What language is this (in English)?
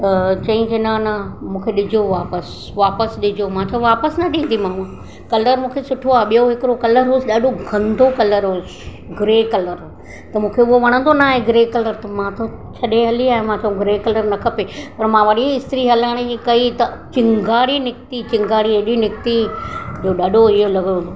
Sindhi